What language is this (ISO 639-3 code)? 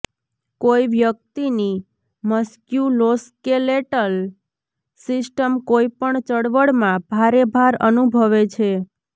guj